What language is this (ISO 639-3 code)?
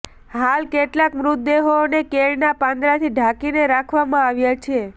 guj